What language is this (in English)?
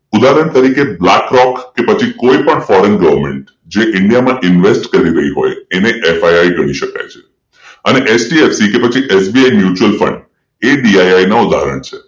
Gujarati